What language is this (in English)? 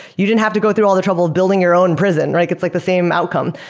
English